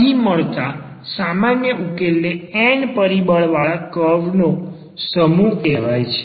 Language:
Gujarati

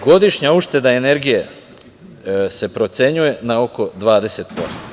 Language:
Serbian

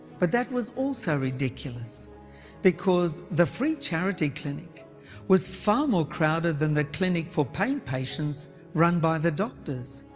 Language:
English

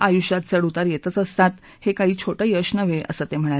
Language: Marathi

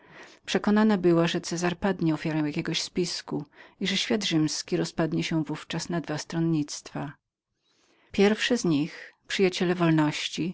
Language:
Polish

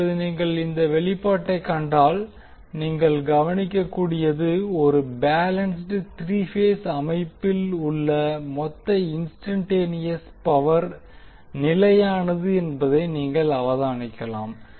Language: Tamil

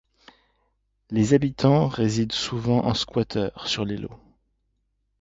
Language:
French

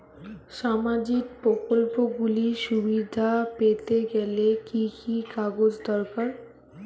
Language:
Bangla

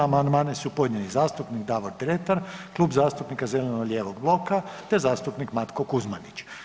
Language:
Croatian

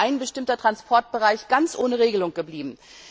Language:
German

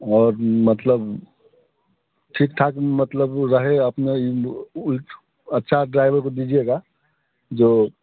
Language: Hindi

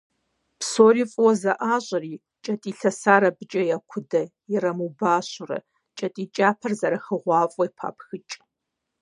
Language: Kabardian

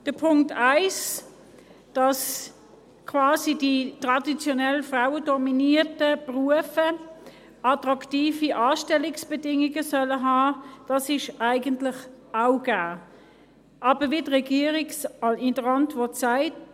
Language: Swiss German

